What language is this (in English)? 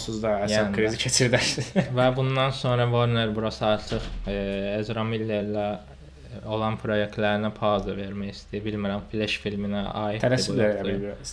Turkish